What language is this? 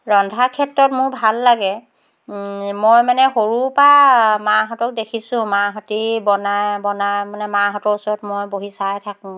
Assamese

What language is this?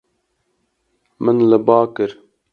Kurdish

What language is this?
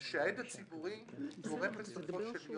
Hebrew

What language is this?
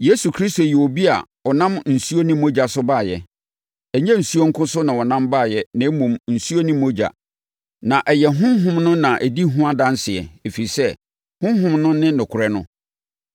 Akan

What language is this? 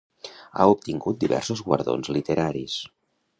Catalan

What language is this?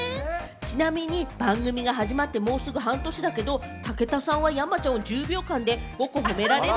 Japanese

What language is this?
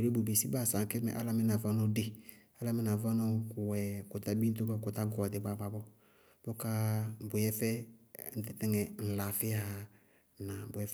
Bago-Kusuntu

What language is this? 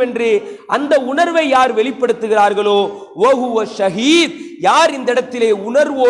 Arabic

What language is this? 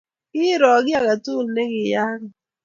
Kalenjin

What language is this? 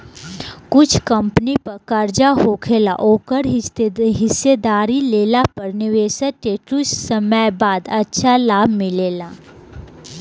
Bhojpuri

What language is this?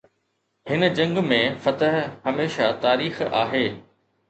Sindhi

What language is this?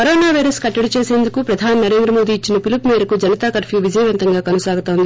Telugu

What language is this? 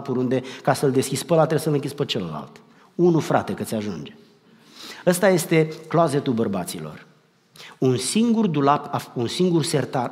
Romanian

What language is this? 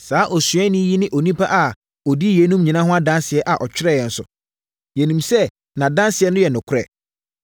Akan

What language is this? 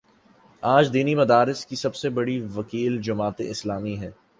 Urdu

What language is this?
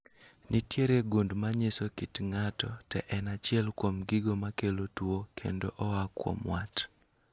Luo (Kenya and Tanzania)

